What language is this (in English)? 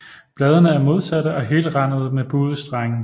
Danish